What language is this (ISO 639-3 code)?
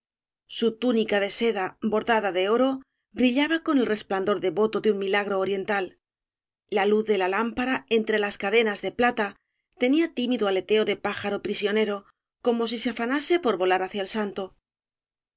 spa